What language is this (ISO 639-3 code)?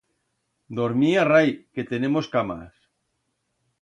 arg